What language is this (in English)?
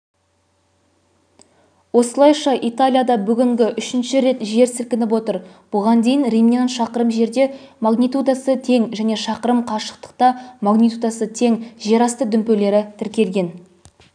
Kazakh